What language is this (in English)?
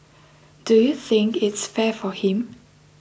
English